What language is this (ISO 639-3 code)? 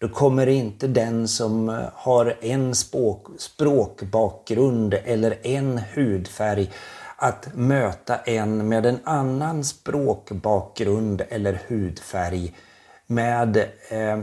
swe